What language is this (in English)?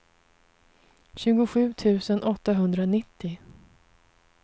Swedish